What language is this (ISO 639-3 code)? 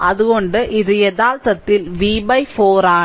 mal